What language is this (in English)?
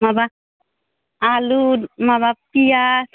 Bodo